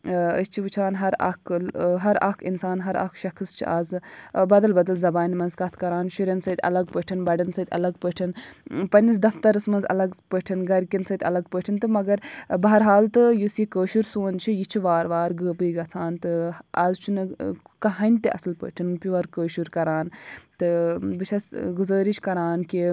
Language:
Kashmiri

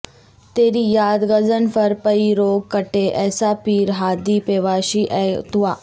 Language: Urdu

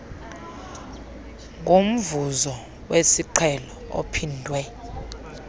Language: Xhosa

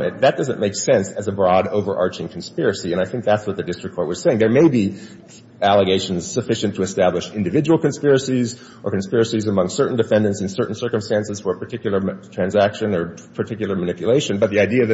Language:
English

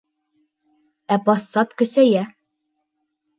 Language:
Bashkir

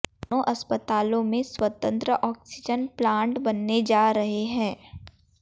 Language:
Hindi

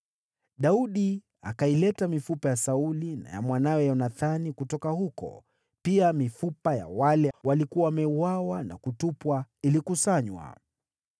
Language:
Swahili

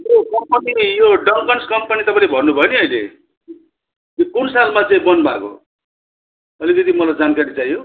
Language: Nepali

